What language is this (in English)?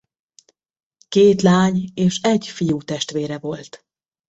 Hungarian